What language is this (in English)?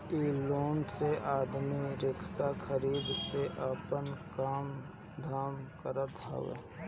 Bhojpuri